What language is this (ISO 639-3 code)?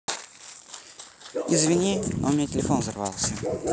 rus